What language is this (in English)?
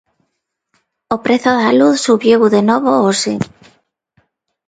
Galician